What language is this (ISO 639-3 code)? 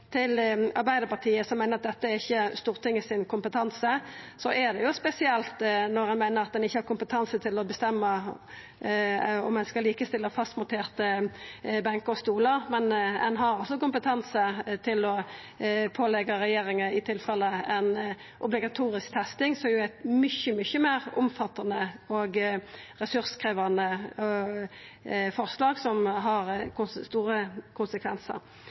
nno